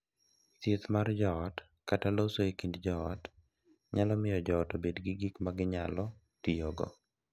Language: Luo (Kenya and Tanzania)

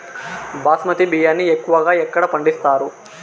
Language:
Telugu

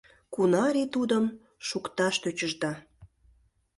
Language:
Mari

